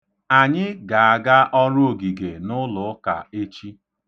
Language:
Igbo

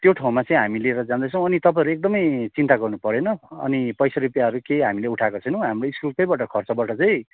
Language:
Nepali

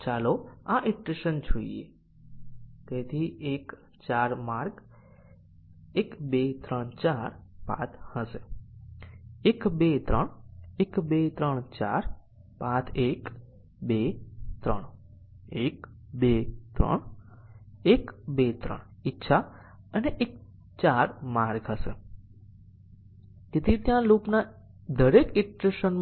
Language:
Gujarati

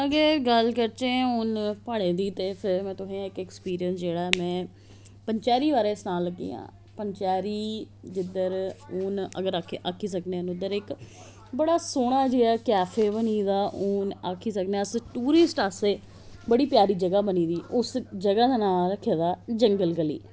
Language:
Dogri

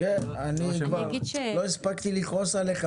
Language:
Hebrew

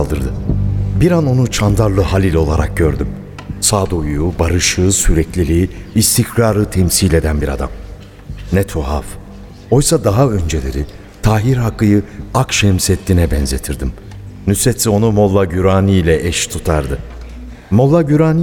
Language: Turkish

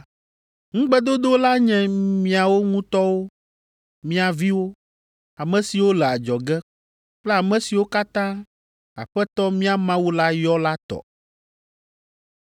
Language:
Ewe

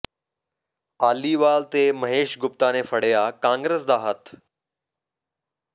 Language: Punjabi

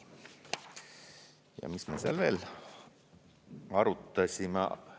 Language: Estonian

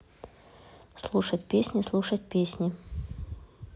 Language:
Russian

